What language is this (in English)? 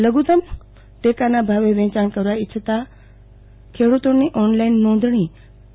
Gujarati